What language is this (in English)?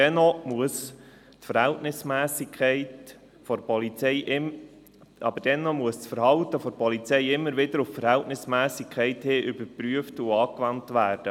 Swiss German